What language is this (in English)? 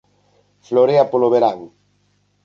Galician